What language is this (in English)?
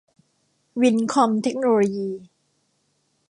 Thai